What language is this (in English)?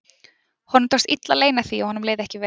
Icelandic